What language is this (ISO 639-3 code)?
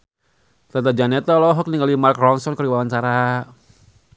sun